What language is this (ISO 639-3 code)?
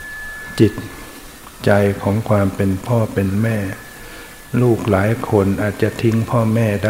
tha